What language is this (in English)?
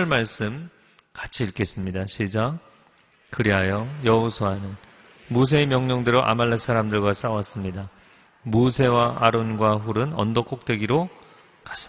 Korean